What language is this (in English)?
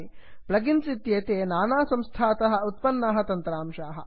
Sanskrit